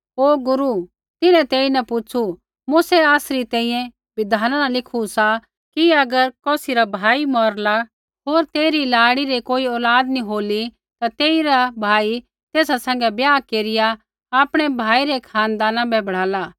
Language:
Kullu Pahari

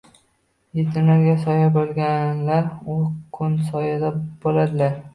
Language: Uzbek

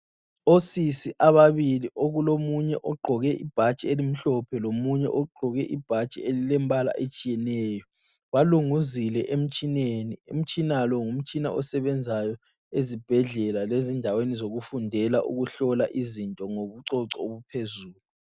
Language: North Ndebele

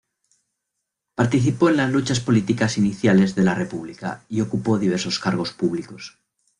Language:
Spanish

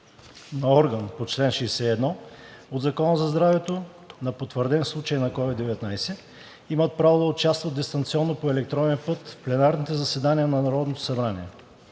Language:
Bulgarian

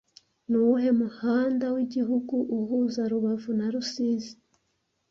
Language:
Kinyarwanda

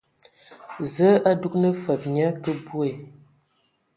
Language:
Ewondo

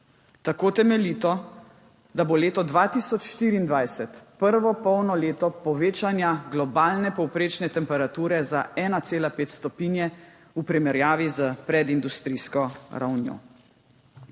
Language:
Slovenian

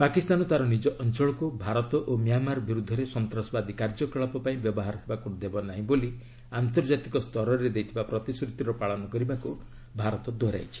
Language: Odia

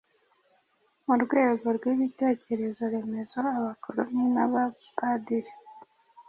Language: Kinyarwanda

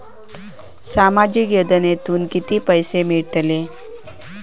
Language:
Marathi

